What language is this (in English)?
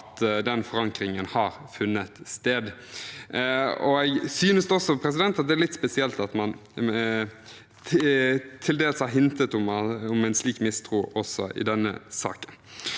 Norwegian